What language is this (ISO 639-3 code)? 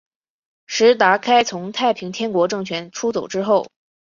zho